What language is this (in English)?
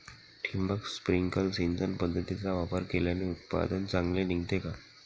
Marathi